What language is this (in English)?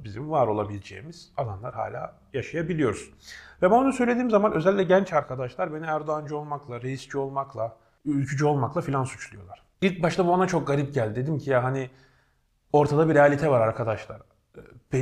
Turkish